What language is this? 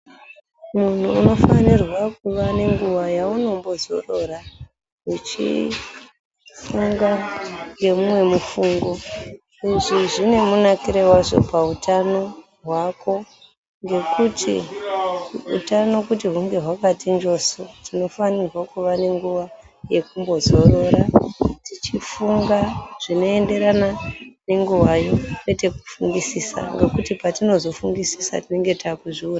Ndau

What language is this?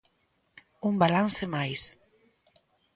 Galician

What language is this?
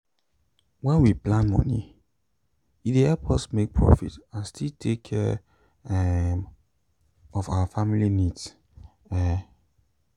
Nigerian Pidgin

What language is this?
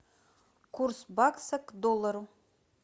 Russian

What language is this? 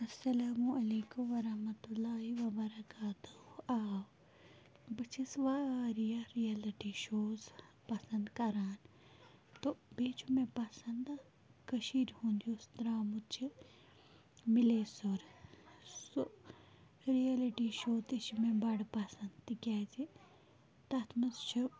Kashmiri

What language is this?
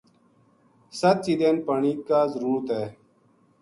Gujari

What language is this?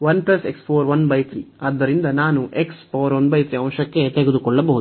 Kannada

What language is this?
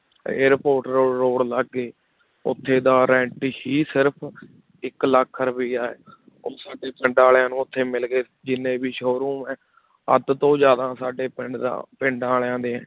Punjabi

